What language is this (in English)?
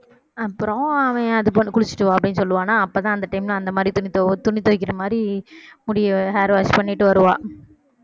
Tamil